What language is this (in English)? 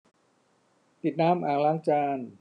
Thai